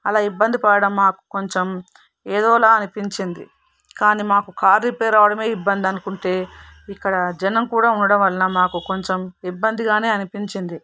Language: Telugu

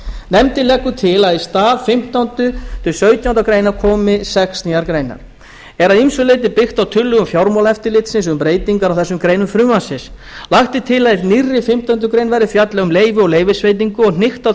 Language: Icelandic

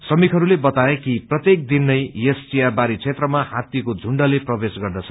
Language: Nepali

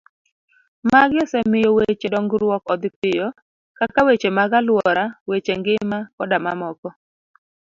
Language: Luo (Kenya and Tanzania)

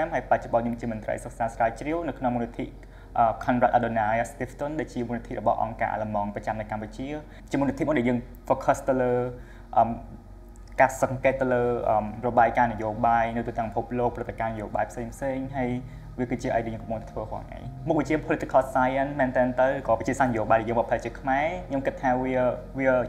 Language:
Thai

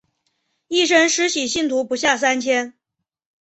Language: Chinese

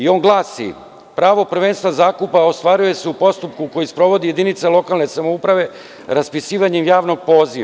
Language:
Serbian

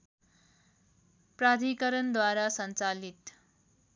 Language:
Nepali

